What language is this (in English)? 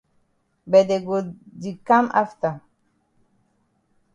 Cameroon Pidgin